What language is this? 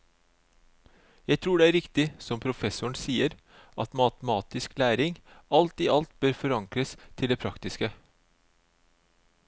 Norwegian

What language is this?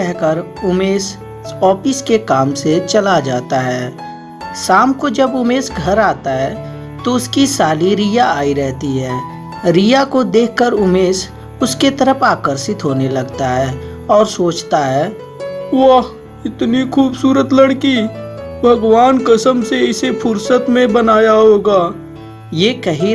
Hindi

